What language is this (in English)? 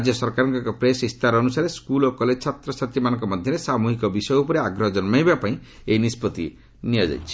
Odia